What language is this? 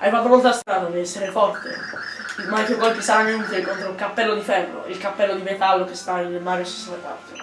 Italian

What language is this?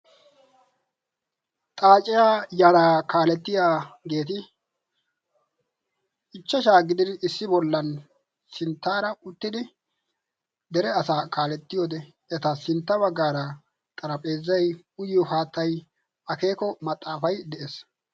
Wolaytta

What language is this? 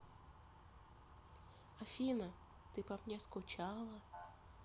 Russian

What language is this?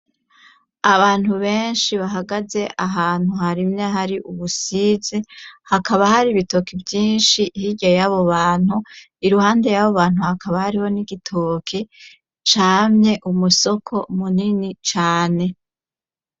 Rundi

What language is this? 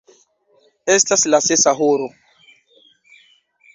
Esperanto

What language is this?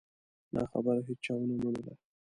Pashto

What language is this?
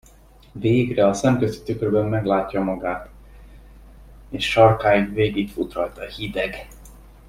Hungarian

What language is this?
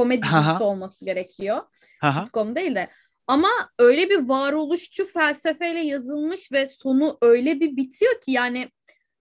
Turkish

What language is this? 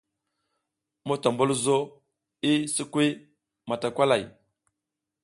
South Giziga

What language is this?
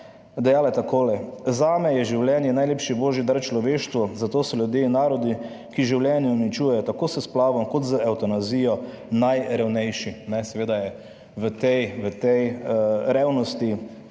Slovenian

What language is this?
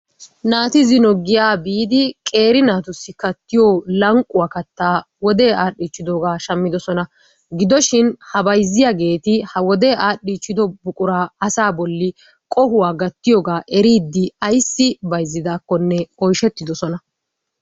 Wolaytta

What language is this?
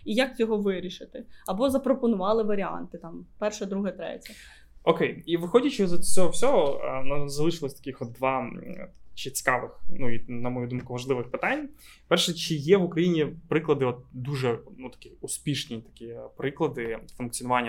Ukrainian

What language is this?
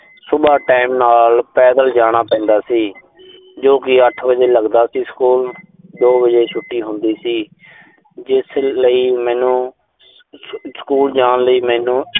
Punjabi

